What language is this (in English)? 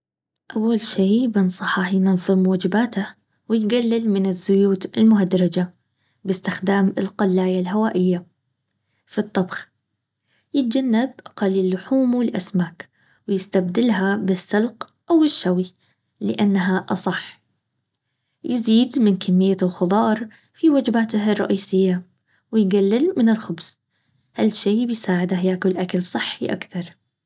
Baharna Arabic